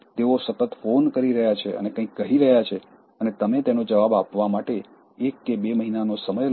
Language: Gujarati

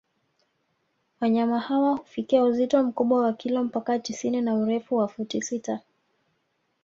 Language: Swahili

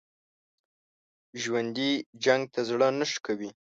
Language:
Pashto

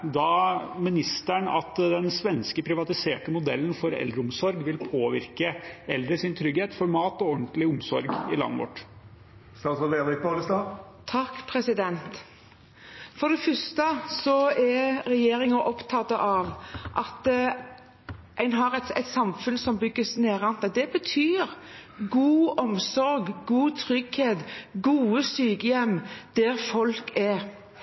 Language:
Norwegian Bokmål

